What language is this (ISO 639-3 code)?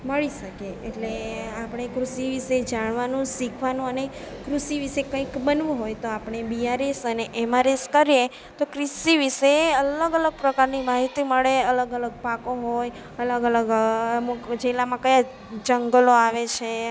guj